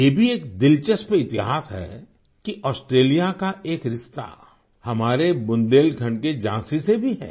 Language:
Hindi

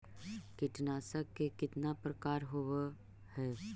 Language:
Magahi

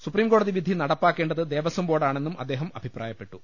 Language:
Malayalam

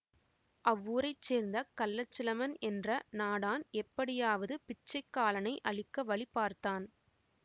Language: Tamil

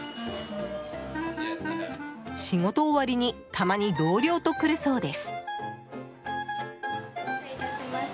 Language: Japanese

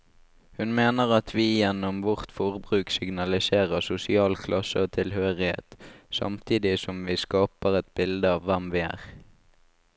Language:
Norwegian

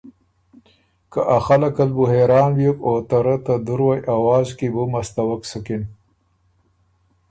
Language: Ormuri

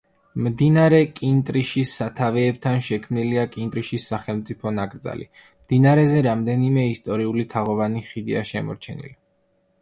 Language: Georgian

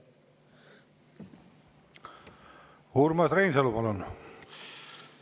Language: Estonian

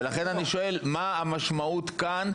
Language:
Hebrew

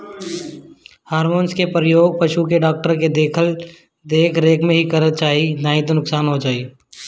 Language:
Bhojpuri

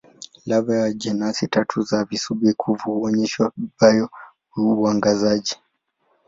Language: Swahili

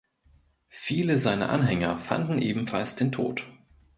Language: German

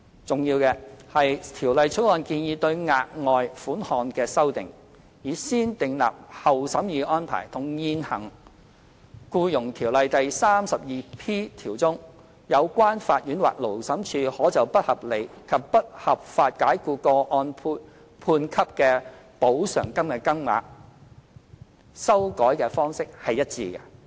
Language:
Cantonese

